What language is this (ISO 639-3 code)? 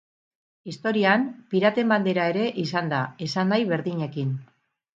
eus